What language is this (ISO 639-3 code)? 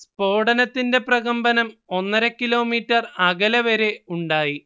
mal